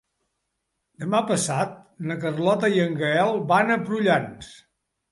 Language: Catalan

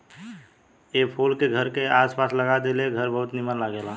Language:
Bhojpuri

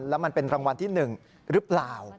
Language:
Thai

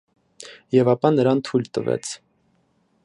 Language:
Armenian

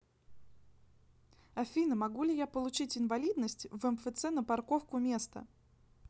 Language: Russian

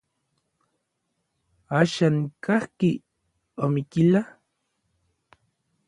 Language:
Orizaba Nahuatl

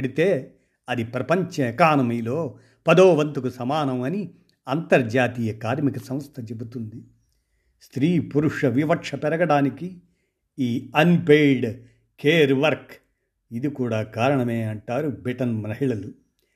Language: Telugu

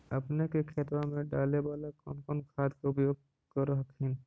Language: Magahi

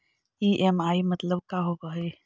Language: Magahi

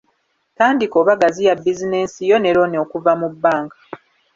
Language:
Ganda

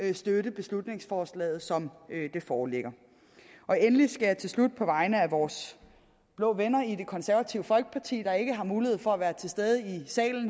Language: Danish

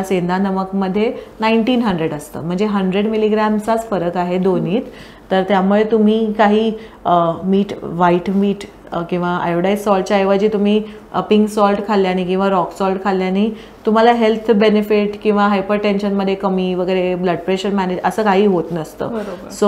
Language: Marathi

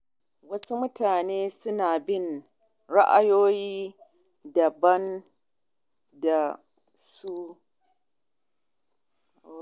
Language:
Hausa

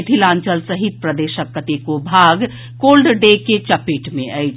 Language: Maithili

